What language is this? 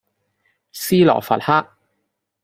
Cantonese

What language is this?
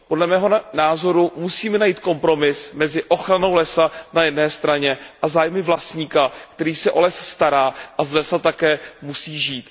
Czech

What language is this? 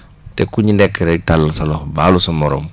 Wolof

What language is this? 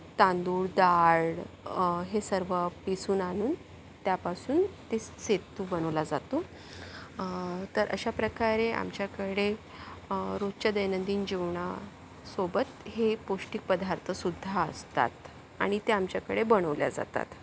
Marathi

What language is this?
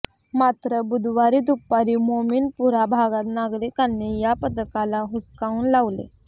Marathi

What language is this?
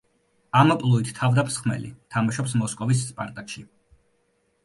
Georgian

